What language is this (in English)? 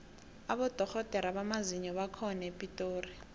South Ndebele